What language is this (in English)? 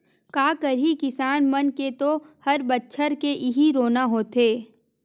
Chhattisgarhi